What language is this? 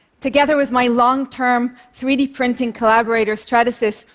English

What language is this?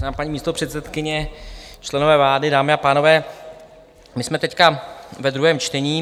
Czech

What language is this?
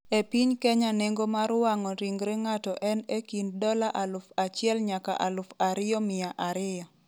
Luo (Kenya and Tanzania)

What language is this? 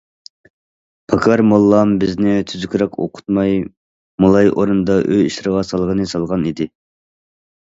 Uyghur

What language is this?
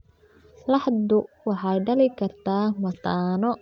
Somali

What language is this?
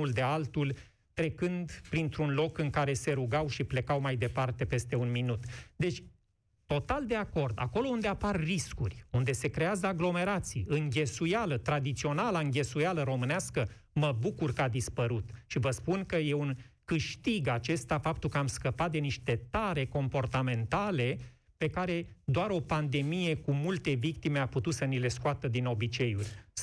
Romanian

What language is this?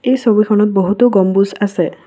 Assamese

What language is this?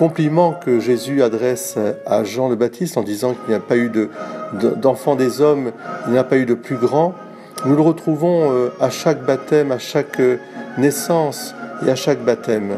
French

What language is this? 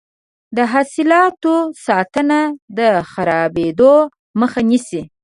Pashto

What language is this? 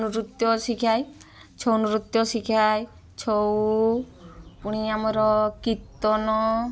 Odia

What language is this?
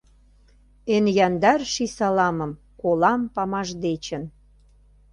Mari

